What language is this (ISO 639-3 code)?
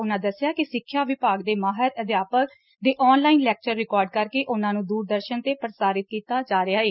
pan